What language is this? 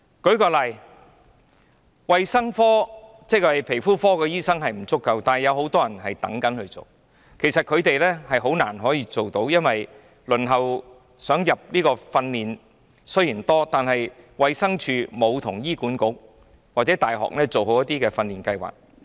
Cantonese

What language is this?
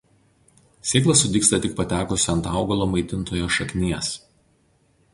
Lithuanian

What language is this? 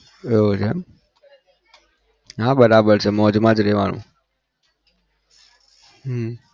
Gujarati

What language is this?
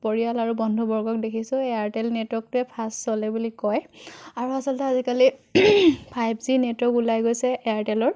Assamese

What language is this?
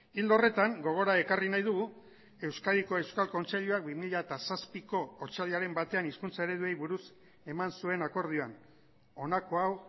Basque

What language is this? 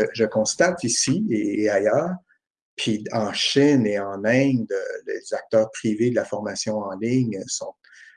French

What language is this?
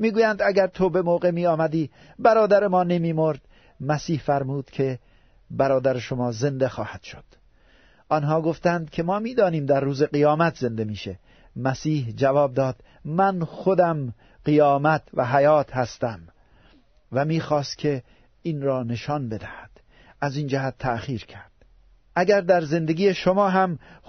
Persian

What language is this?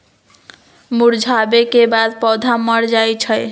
Magahi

